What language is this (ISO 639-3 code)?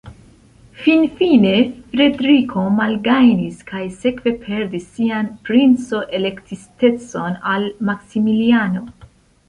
epo